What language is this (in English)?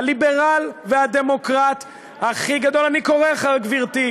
Hebrew